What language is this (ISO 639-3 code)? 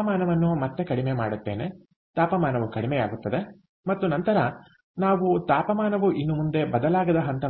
kan